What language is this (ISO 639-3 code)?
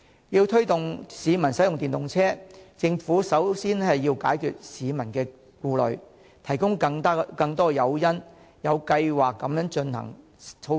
yue